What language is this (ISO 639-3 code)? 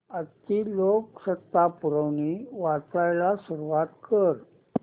mar